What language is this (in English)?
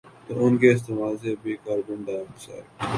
Urdu